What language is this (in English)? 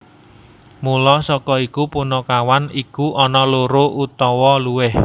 Javanese